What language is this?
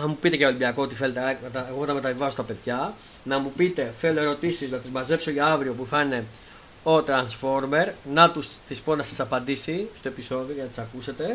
Greek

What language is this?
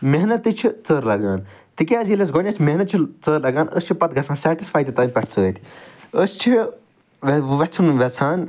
Kashmiri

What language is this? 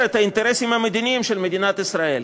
Hebrew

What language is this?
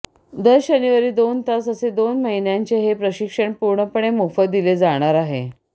Marathi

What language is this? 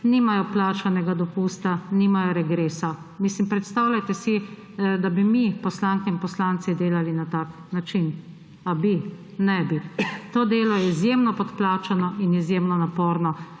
Slovenian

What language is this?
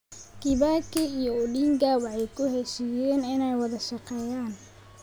Somali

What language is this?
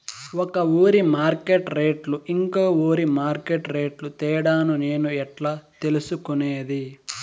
Telugu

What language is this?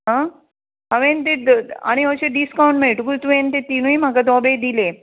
Konkani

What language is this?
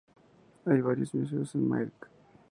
Spanish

